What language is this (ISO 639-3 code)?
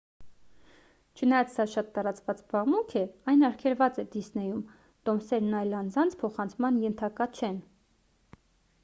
hye